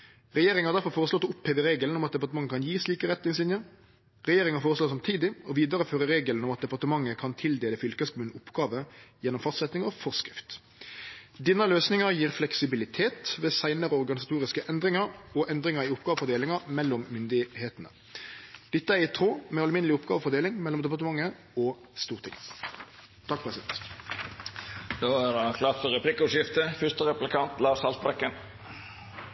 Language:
Norwegian Nynorsk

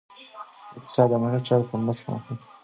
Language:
Pashto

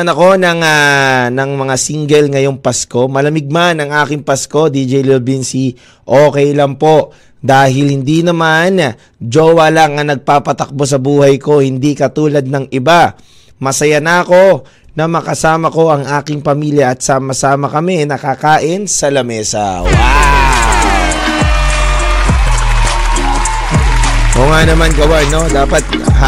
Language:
Filipino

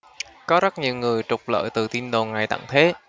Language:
Vietnamese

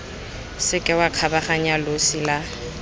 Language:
Tswana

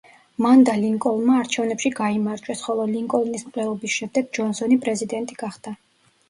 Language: Georgian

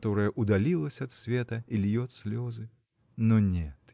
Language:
Russian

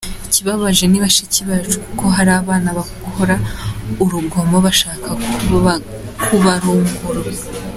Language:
Kinyarwanda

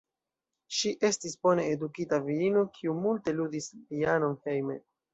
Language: Esperanto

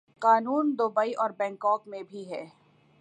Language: Urdu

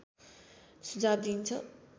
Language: Nepali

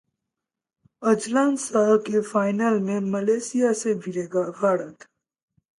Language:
Hindi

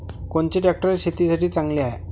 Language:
Marathi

